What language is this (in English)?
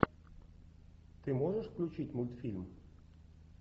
Russian